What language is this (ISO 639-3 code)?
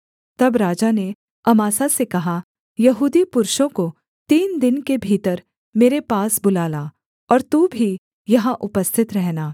hin